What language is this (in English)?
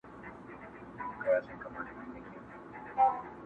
Pashto